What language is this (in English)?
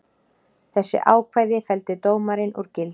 Icelandic